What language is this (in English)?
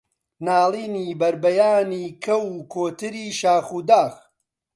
Central Kurdish